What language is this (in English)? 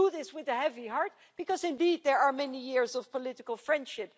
English